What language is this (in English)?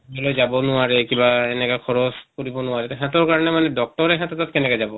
Assamese